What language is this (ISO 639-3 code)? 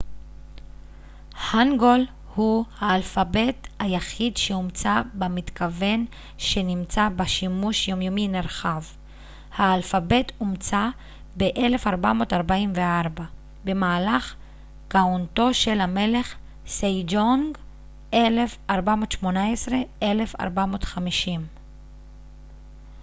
heb